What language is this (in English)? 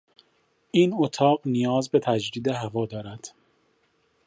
Persian